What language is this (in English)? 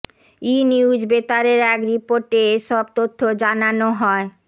Bangla